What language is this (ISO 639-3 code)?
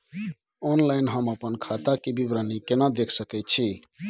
mai